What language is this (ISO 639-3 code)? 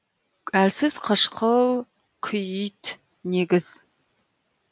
kaz